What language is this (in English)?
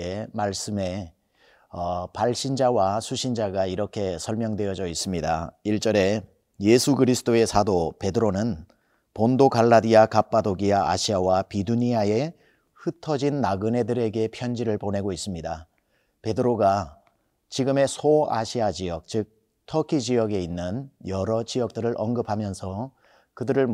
Korean